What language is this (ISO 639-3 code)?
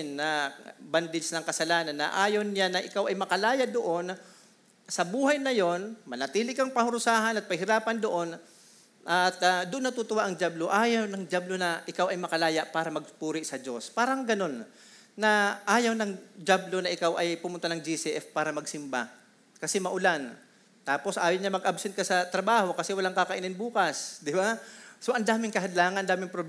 fil